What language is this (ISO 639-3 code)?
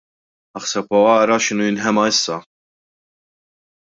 mlt